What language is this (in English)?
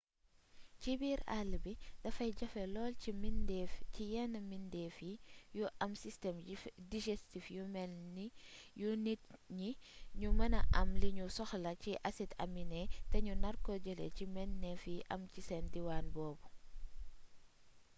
Wolof